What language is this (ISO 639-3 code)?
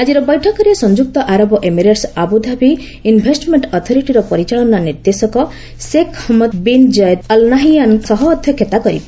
ori